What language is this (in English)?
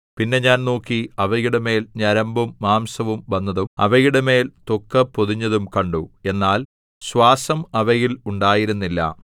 Malayalam